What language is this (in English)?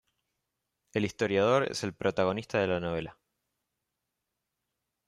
Spanish